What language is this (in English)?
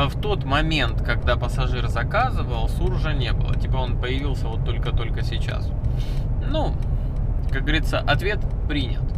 Russian